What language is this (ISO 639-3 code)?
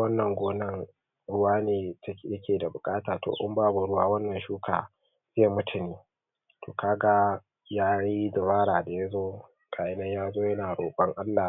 hau